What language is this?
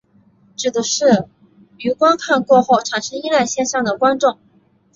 Chinese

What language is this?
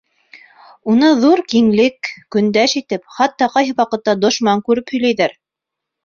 Bashkir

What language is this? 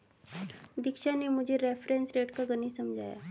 Hindi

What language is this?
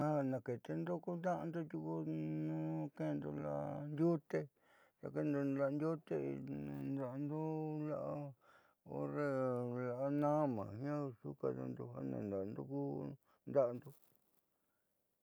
Southeastern Nochixtlán Mixtec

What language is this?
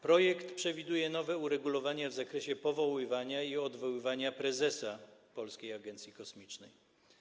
Polish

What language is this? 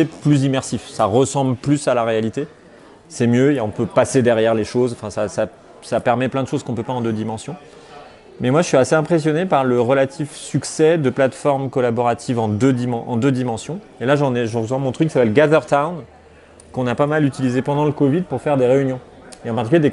French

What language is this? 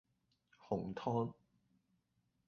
Cantonese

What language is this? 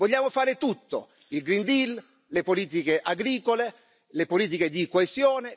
Italian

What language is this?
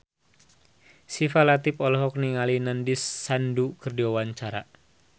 Sundanese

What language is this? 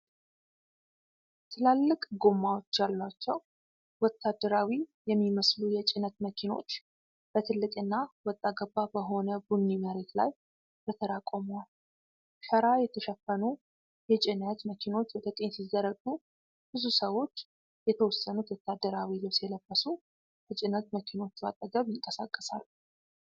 Amharic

